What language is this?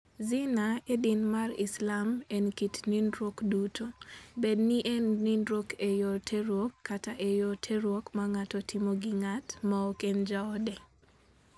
Luo (Kenya and Tanzania)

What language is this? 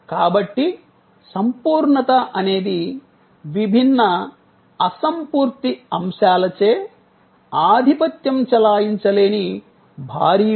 Telugu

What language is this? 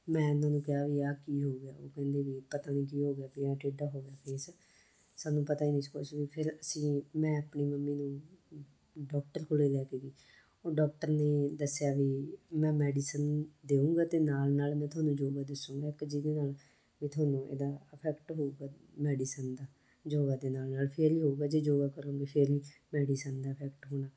Punjabi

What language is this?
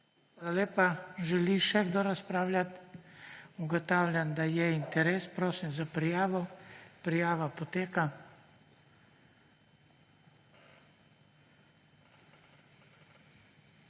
Slovenian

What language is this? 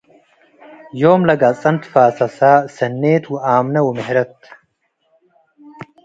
Tigre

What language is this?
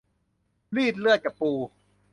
Thai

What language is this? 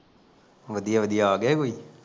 Punjabi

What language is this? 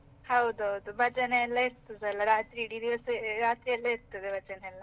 Kannada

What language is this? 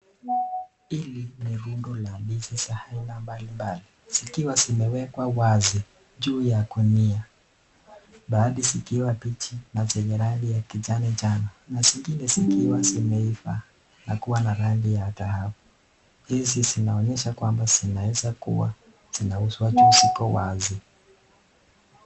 Swahili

